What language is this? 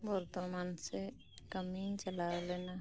Santali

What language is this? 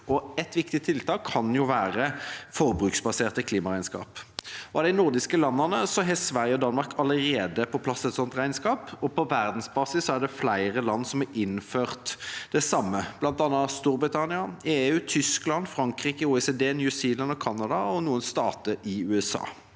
Norwegian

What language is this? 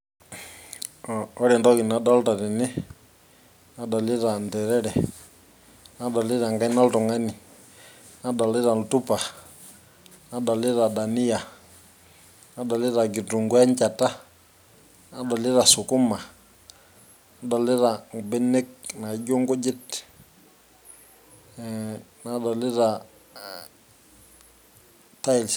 Masai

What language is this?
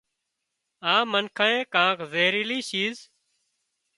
Wadiyara Koli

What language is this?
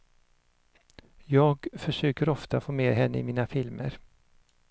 Swedish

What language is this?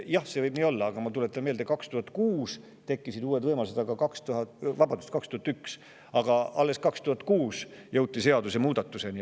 Estonian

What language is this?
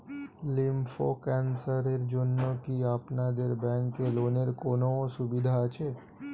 Bangla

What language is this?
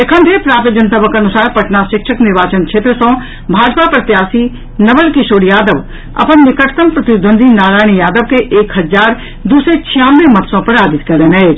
Maithili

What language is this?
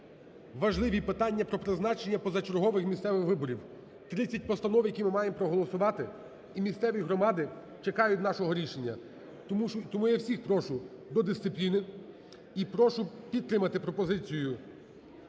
Ukrainian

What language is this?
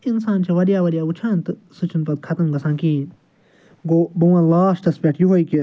Kashmiri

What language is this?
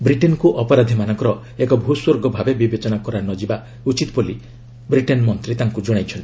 Odia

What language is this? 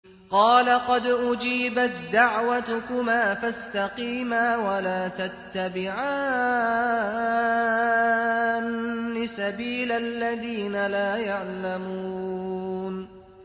Arabic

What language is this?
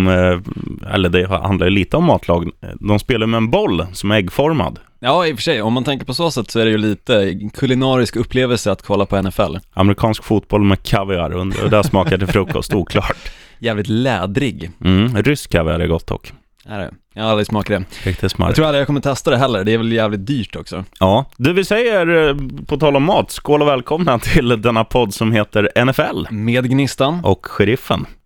Swedish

